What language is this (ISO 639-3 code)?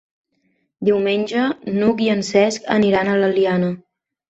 cat